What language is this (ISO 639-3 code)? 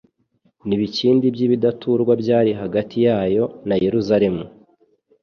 kin